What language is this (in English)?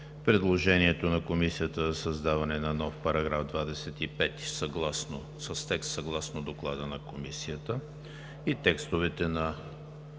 Bulgarian